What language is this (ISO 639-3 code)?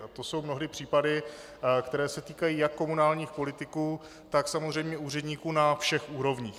ces